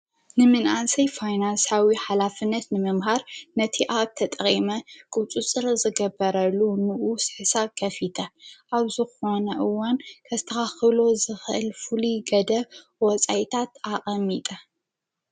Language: Tigrinya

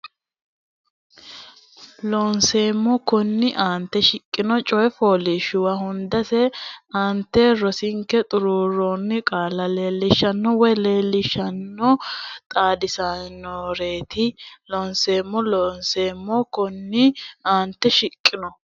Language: Sidamo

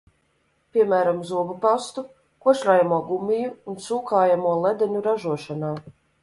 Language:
Latvian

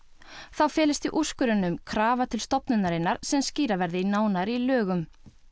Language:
Icelandic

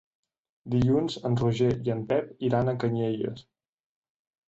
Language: Catalan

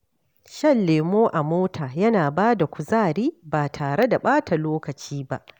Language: Hausa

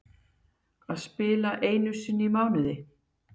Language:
Icelandic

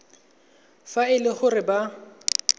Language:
Tswana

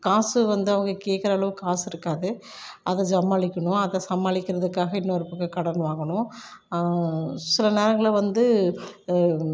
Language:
Tamil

